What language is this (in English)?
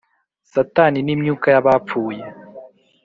Kinyarwanda